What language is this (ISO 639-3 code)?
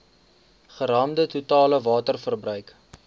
afr